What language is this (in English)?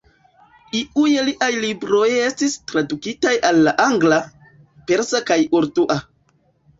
Esperanto